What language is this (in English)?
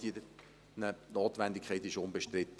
Swiss German